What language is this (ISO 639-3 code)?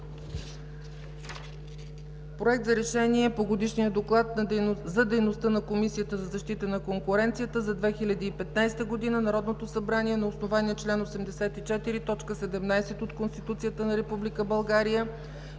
bul